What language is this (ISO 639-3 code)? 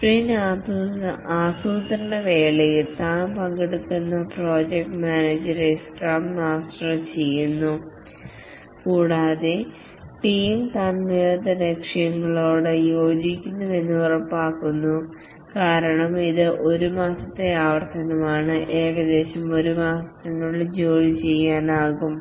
mal